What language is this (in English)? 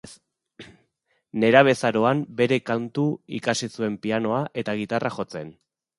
Basque